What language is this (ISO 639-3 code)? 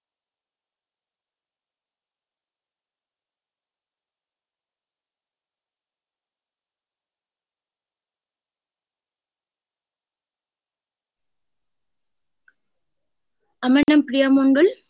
ben